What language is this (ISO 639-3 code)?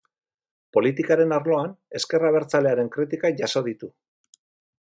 eus